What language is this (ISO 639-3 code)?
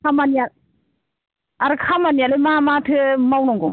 brx